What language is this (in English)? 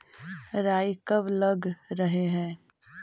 Magahi